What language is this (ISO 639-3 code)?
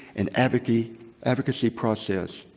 eng